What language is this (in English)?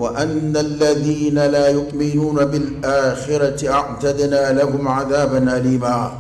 Arabic